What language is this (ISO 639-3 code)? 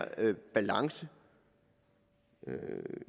dan